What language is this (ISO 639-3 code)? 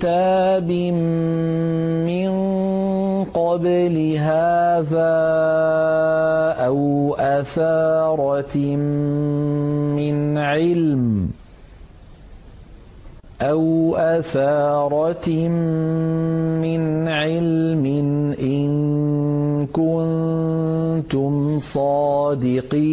ara